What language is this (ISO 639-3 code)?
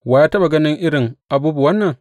hau